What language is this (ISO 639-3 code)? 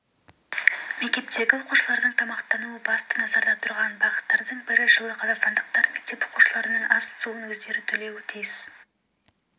kaz